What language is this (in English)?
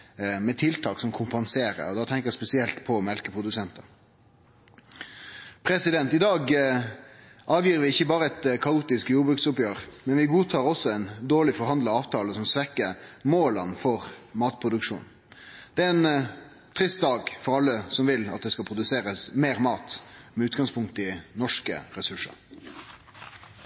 Norwegian Nynorsk